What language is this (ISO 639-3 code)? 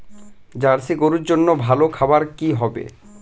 ben